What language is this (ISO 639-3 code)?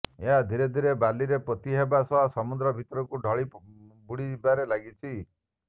ori